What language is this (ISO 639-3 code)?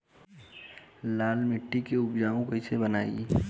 bho